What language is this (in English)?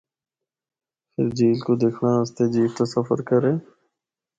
Northern Hindko